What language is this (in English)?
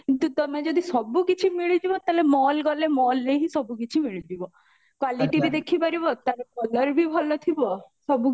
Odia